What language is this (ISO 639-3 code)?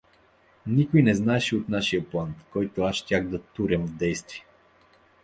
bul